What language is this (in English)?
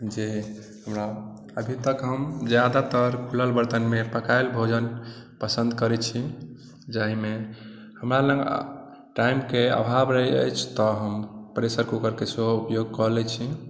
Maithili